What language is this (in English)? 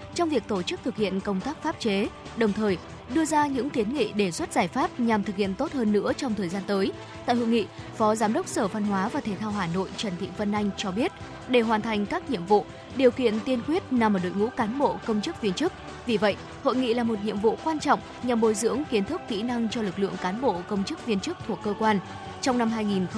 Vietnamese